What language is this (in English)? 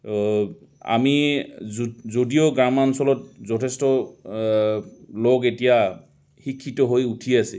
Assamese